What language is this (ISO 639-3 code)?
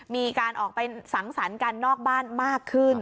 tha